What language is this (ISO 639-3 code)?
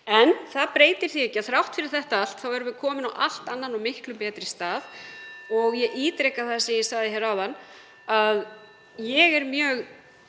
isl